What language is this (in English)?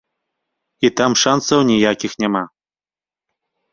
Belarusian